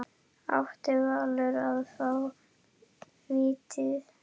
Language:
Icelandic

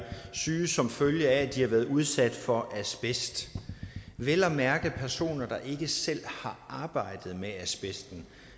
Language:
Danish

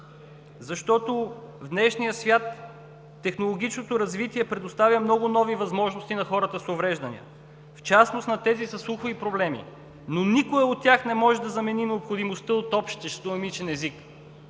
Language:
Bulgarian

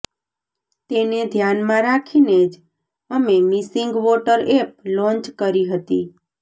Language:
Gujarati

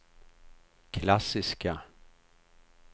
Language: Swedish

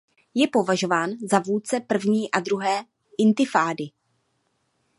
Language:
Czech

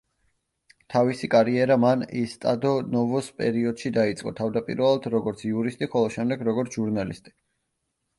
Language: Georgian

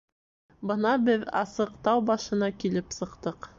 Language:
Bashkir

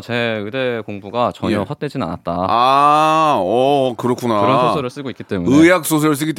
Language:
Korean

